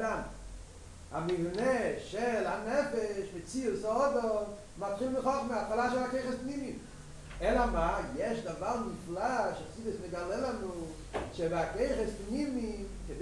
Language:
Hebrew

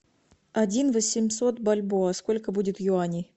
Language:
Russian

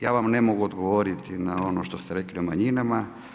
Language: Croatian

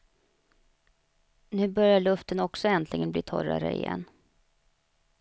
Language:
Swedish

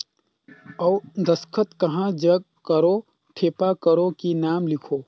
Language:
Chhattisgarhi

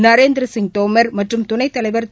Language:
Tamil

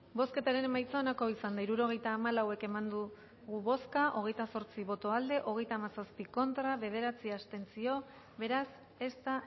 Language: Basque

